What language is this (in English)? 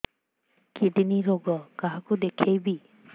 Odia